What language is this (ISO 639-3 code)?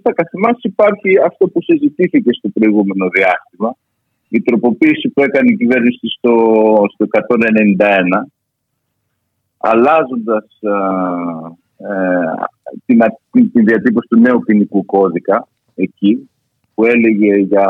ell